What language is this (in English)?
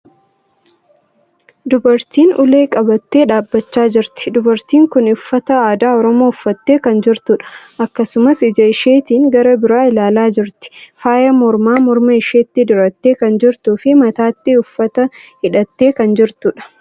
Oromo